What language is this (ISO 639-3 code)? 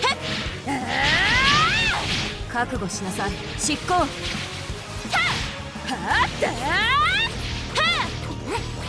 jpn